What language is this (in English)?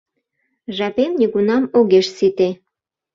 Mari